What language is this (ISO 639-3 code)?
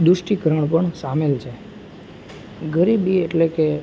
guj